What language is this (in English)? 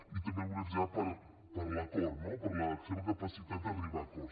Catalan